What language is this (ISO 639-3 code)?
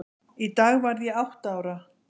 isl